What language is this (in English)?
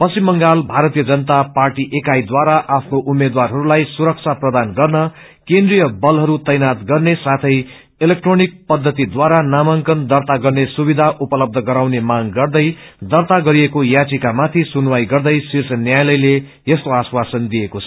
Nepali